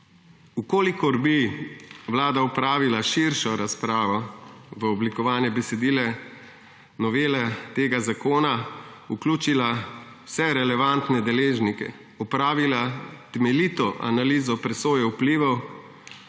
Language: Slovenian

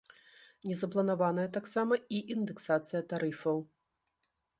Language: Belarusian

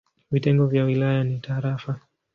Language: Swahili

